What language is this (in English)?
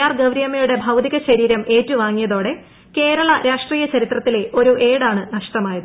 Malayalam